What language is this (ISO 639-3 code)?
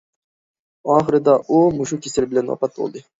uig